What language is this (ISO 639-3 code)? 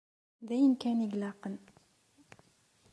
kab